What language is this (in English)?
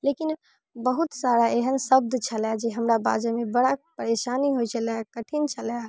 Maithili